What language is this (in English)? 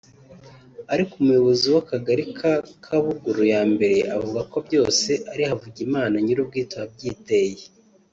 Kinyarwanda